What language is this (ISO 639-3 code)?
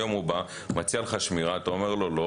heb